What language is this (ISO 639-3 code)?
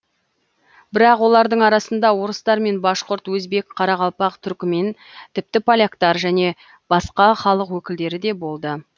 kaz